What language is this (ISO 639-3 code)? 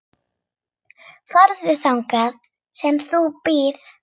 isl